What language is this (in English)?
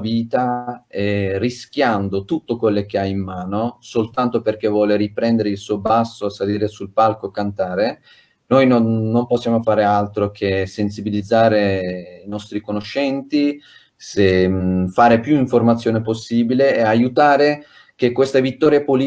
Italian